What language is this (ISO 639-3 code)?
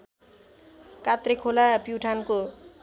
nep